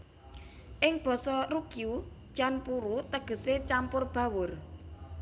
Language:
Javanese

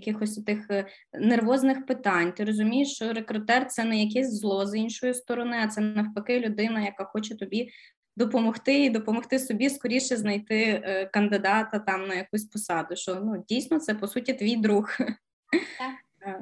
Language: Ukrainian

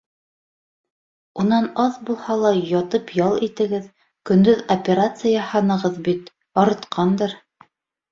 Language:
Bashkir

